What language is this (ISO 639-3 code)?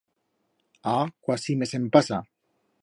arg